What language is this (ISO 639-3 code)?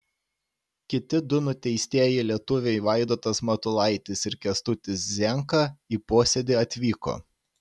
lit